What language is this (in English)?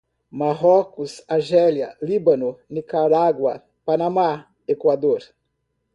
Portuguese